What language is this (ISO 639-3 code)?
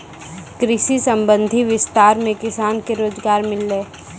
mai